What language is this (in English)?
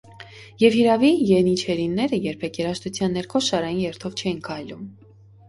Armenian